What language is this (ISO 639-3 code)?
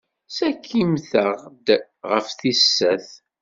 kab